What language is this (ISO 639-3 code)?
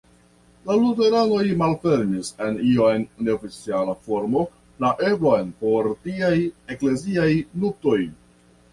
epo